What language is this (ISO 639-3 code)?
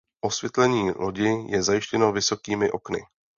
ces